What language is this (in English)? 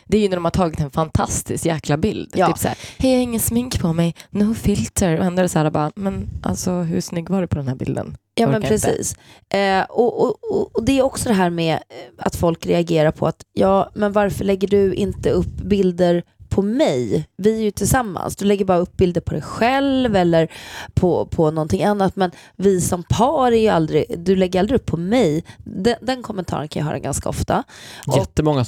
Swedish